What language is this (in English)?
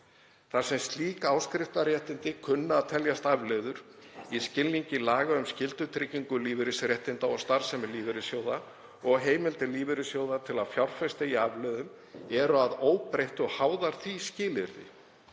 Icelandic